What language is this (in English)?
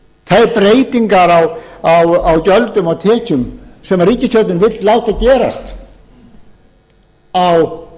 Icelandic